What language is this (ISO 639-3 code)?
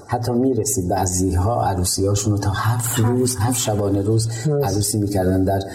fas